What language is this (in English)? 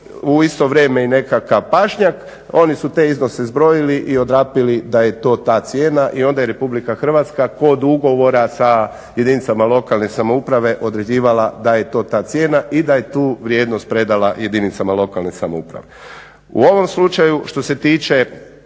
Croatian